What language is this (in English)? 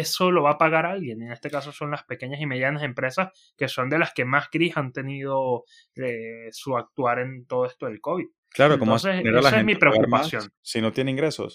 Spanish